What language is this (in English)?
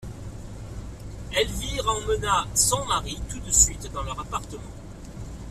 French